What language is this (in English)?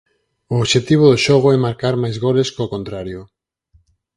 Galician